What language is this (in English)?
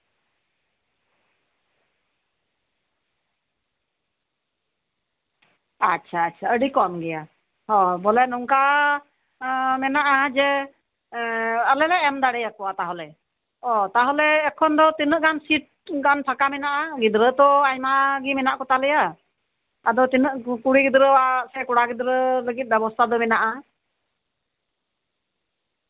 Santali